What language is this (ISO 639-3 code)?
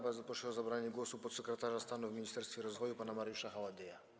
pol